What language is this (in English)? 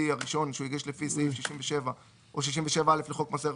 Hebrew